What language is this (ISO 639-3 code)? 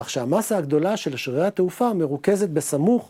heb